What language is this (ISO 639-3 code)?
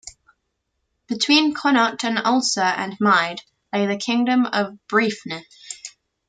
eng